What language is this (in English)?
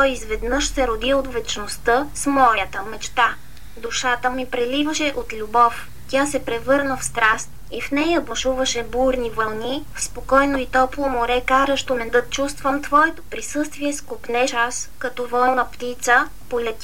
Bulgarian